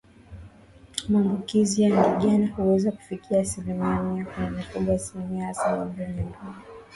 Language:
Swahili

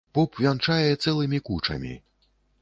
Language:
Belarusian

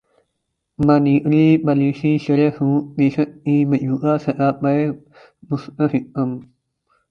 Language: Urdu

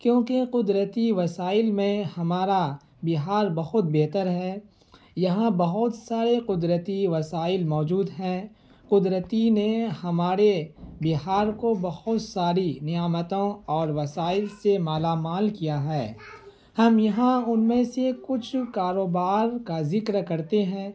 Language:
Urdu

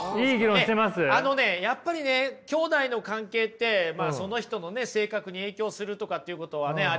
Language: Japanese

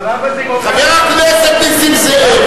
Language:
Hebrew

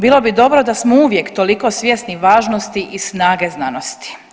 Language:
Croatian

